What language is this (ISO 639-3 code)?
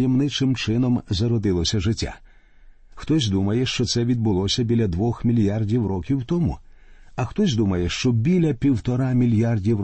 ukr